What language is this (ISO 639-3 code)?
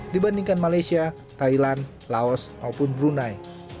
ind